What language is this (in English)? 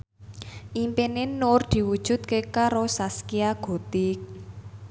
Javanese